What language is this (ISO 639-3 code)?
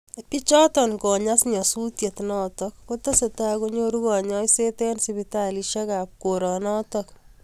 kln